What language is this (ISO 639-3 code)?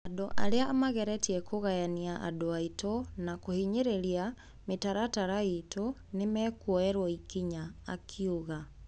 kik